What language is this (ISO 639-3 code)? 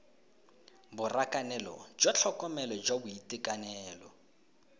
tsn